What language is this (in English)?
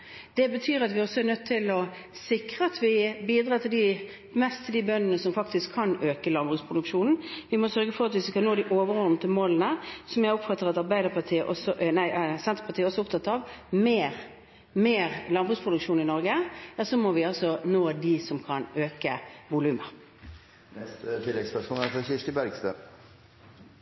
Norwegian Bokmål